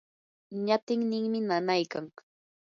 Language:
Yanahuanca Pasco Quechua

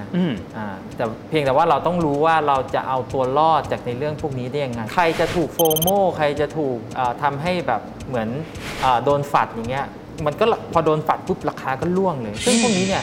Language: Thai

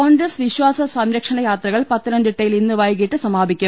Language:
Malayalam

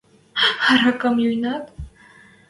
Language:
Western Mari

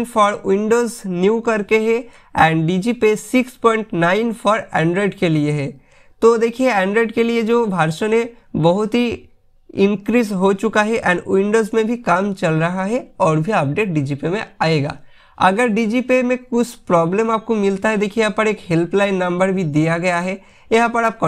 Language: Hindi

